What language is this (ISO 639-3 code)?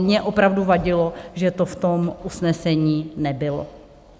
ces